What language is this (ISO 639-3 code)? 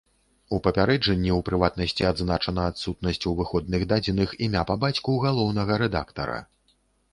bel